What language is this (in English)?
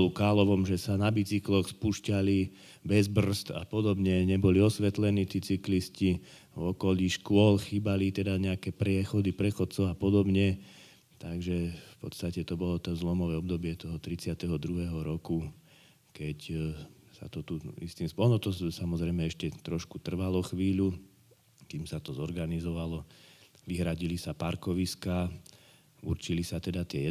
Slovak